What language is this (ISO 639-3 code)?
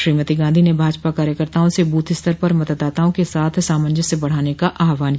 hin